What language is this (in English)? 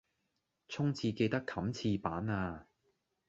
Cantonese